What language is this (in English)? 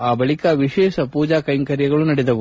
Kannada